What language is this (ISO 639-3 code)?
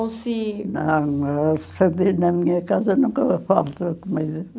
por